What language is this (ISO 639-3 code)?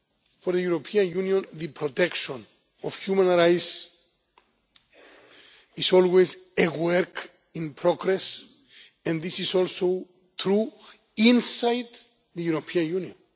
eng